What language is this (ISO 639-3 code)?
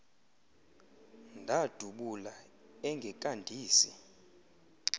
xho